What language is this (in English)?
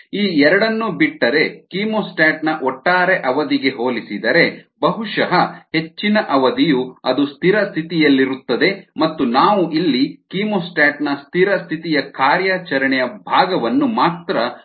Kannada